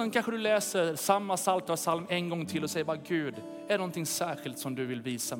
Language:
Swedish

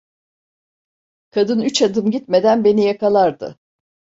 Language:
Turkish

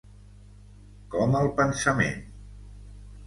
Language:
Catalan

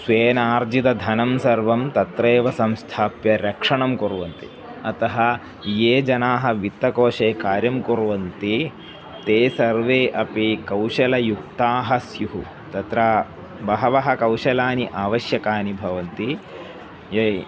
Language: Sanskrit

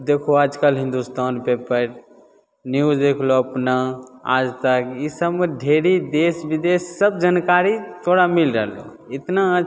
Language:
Maithili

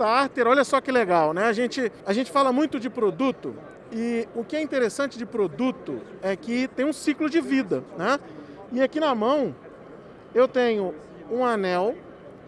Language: Portuguese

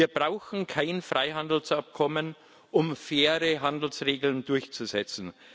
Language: German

